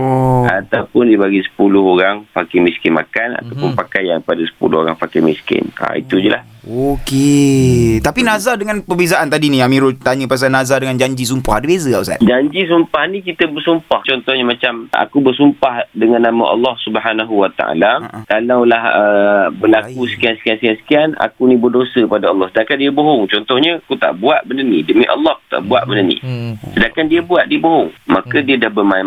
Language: Malay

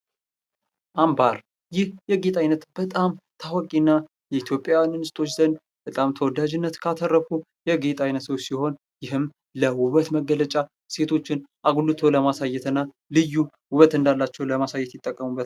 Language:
Amharic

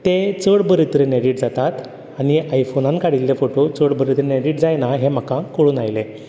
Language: Konkani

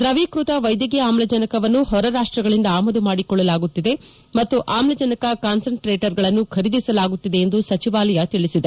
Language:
Kannada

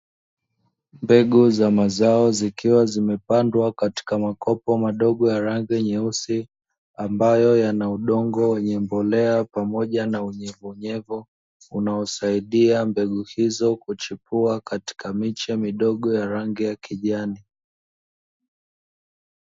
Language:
Swahili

